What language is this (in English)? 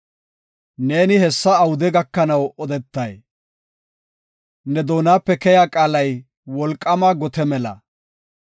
Gofa